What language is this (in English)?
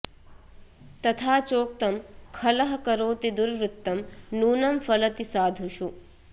Sanskrit